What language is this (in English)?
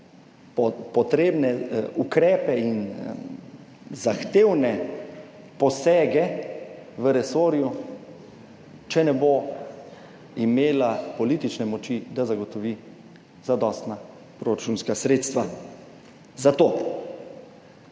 Slovenian